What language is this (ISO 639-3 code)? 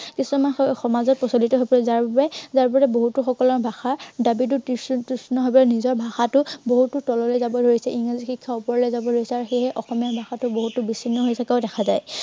asm